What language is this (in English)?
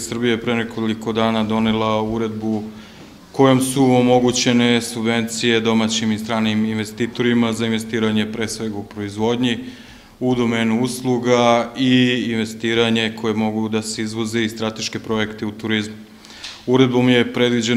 Russian